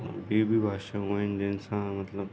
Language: Sindhi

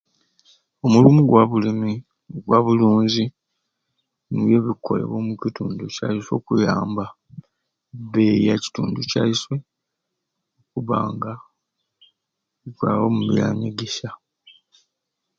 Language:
Ruuli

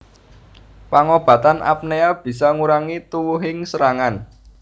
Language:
Javanese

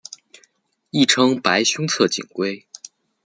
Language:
Chinese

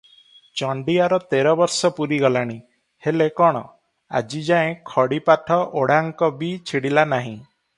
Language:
Odia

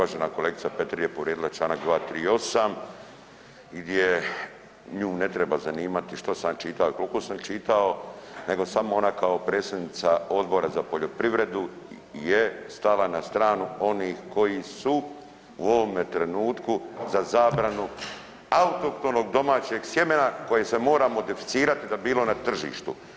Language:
Croatian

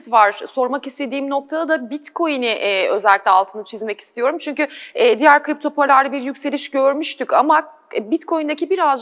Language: Turkish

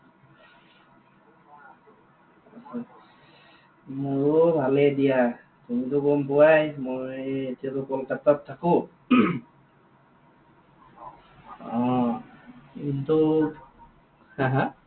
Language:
Assamese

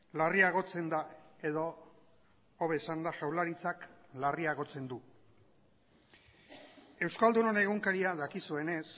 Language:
Basque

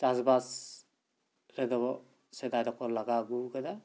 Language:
Santali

